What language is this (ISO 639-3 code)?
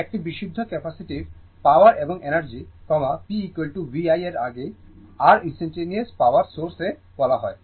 ben